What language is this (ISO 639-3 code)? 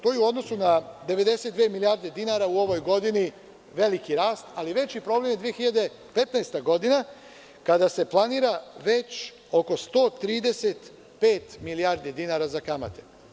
srp